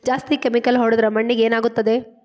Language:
Kannada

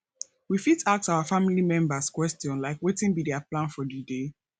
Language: Nigerian Pidgin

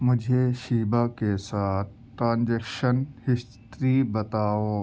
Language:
Urdu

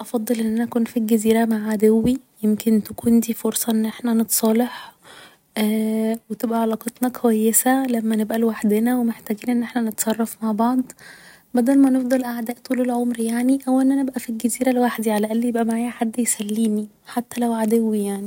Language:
Egyptian Arabic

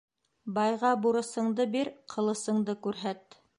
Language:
Bashkir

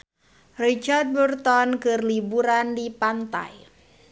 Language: Sundanese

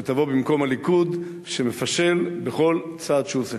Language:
Hebrew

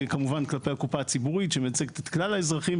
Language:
Hebrew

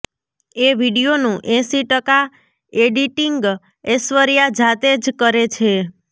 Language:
Gujarati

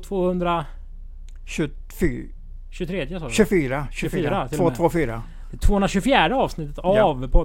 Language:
Swedish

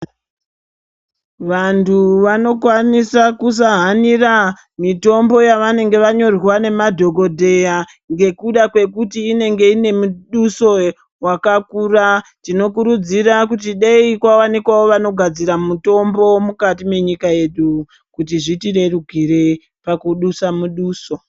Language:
Ndau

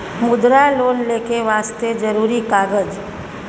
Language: Maithili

